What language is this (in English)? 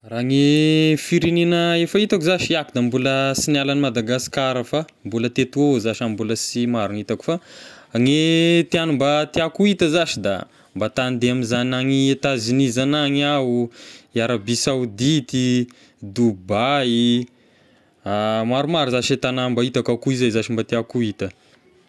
Tesaka Malagasy